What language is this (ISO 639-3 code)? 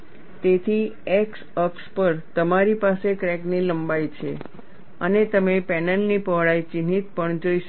guj